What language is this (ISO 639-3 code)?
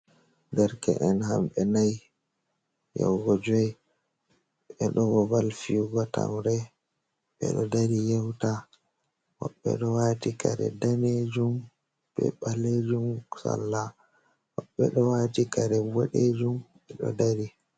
ful